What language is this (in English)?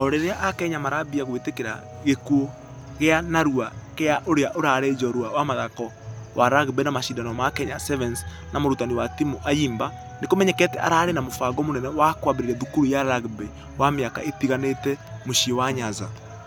Kikuyu